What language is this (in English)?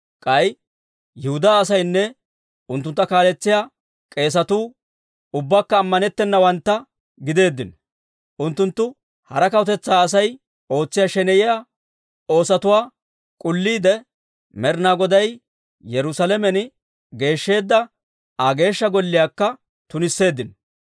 Dawro